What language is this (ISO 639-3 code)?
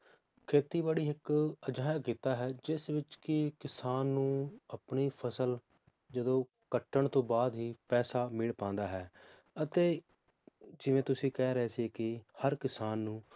pan